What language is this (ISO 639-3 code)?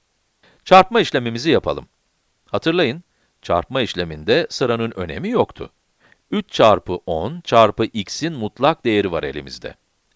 tur